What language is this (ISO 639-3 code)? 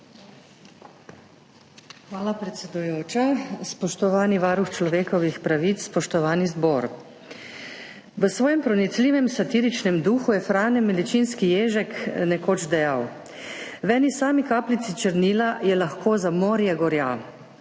slv